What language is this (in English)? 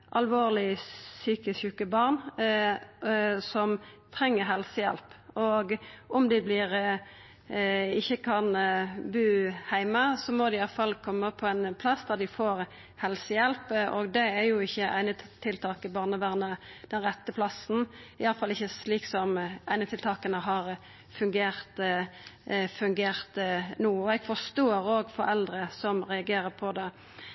Norwegian Nynorsk